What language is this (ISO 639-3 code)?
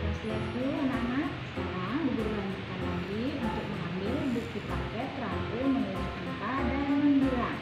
ind